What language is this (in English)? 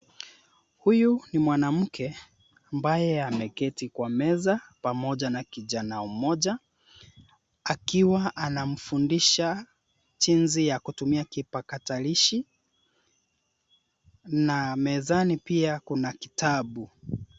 Swahili